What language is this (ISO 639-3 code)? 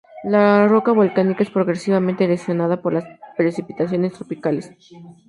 spa